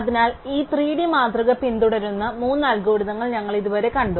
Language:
Malayalam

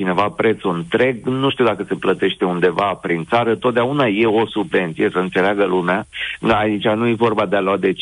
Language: Romanian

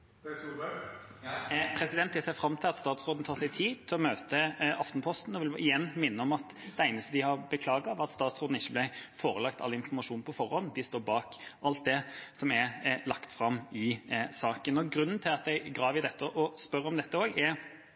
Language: Norwegian Bokmål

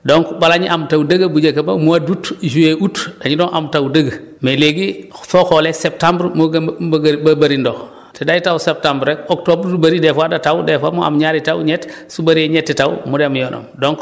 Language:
Wolof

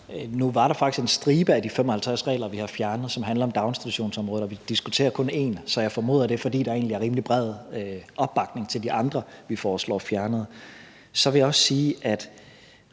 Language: Danish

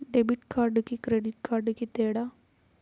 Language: Telugu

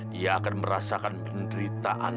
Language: Indonesian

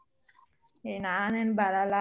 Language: Kannada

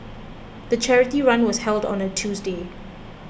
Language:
English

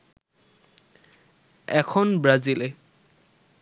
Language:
Bangla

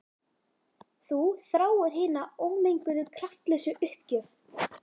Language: Icelandic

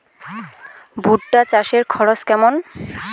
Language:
Bangla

